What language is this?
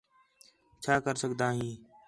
Khetrani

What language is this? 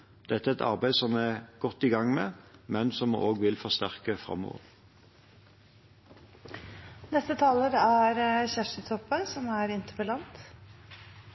Norwegian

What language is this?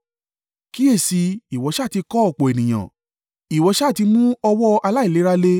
Yoruba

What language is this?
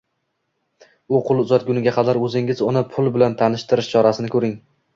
Uzbek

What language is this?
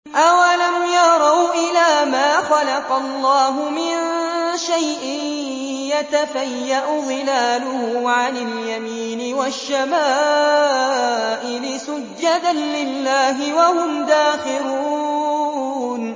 Arabic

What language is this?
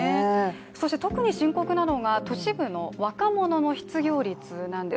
Japanese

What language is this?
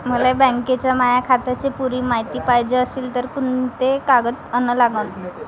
Marathi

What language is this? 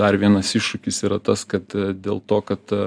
Lithuanian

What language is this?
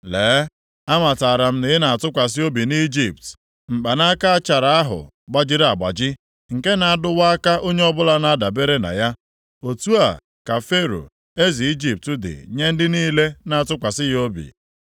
Igbo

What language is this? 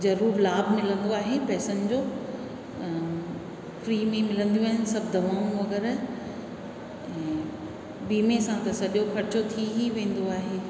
Sindhi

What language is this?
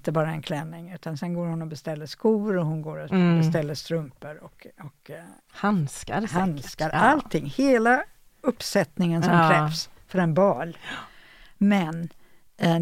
Swedish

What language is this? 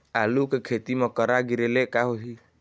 Chhattisgarhi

